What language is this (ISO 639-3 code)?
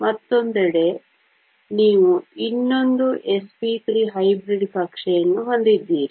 kan